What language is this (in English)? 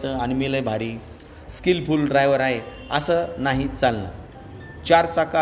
Marathi